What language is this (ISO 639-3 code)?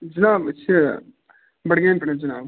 kas